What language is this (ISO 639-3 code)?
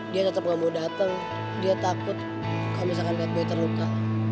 ind